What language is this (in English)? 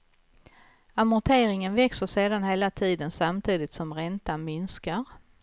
Swedish